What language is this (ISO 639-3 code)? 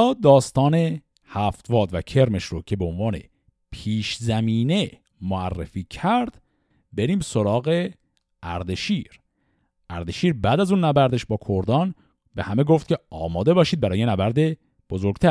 fas